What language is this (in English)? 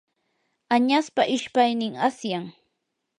Yanahuanca Pasco Quechua